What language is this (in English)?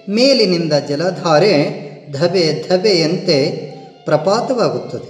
Kannada